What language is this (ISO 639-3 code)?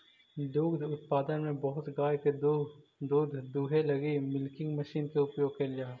mag